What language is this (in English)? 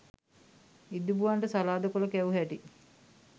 Sinhala